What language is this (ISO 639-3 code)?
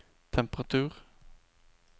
nor